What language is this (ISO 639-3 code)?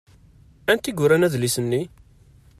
kab